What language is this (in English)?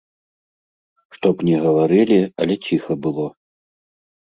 Belarusian